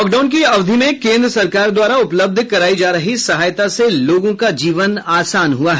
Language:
Hindi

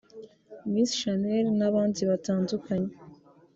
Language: Kinyarwanda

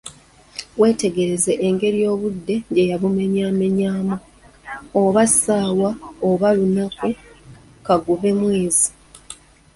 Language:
Ganda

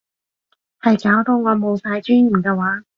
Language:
Cantonese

